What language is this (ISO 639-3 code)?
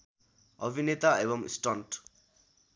nep